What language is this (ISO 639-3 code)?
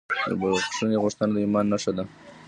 pus